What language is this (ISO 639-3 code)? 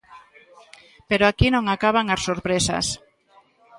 glg